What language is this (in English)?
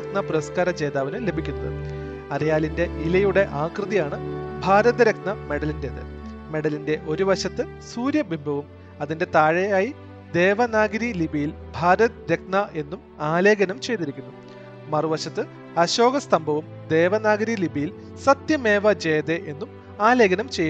Malayalam